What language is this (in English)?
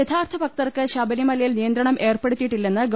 Malayalam